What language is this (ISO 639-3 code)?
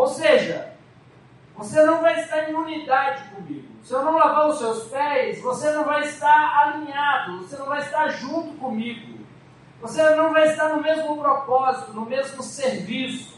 por